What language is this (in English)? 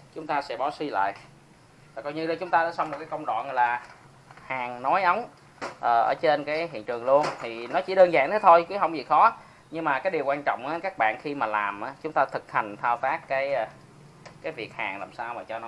Vietnamese